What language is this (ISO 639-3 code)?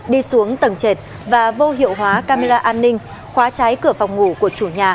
vie